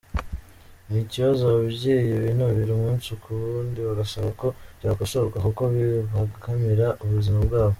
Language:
Kinyarwanda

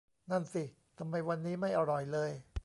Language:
Thai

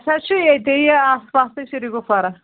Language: Kashmiri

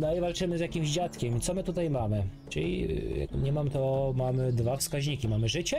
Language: Polish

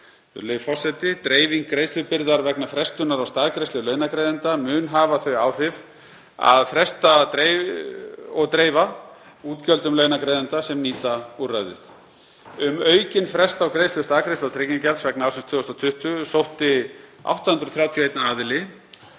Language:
Icelandic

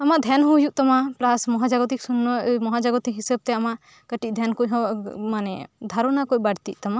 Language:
Santali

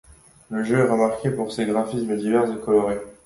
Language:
French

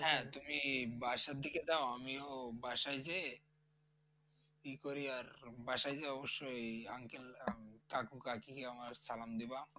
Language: Bangla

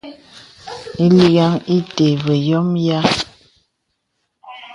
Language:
Bebele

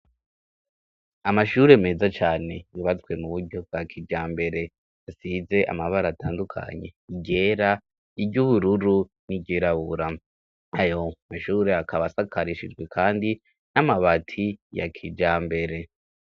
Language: Rundi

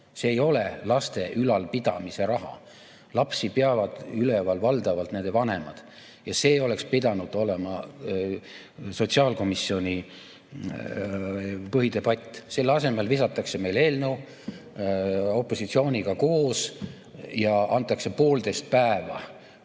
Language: Estonian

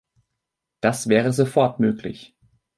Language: German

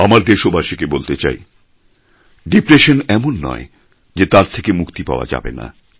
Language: Bangla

